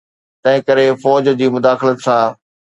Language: Sindhi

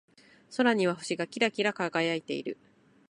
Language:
Japanese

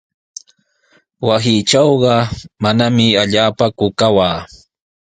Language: Sihuas Ancash Quechua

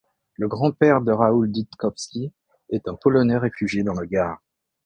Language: French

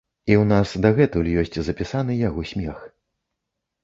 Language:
Belarusian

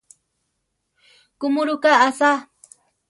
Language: Central Tarahumara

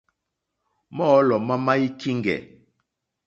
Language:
Mokpwe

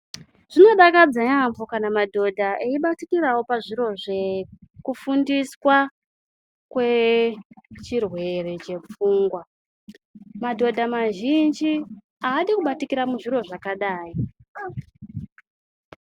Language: Ndau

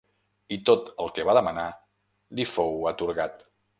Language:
Catalan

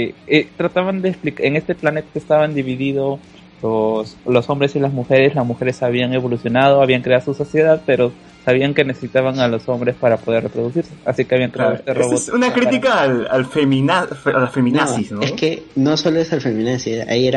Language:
Spanish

